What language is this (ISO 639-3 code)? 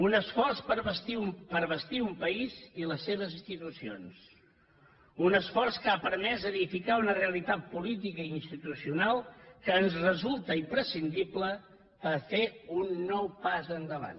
cat